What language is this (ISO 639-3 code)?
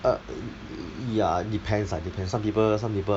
eng